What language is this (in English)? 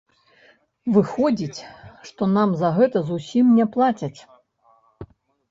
Belarusian